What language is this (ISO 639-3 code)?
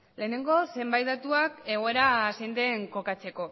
eus